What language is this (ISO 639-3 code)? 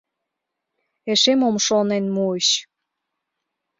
chm